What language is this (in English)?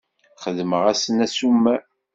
Kabyle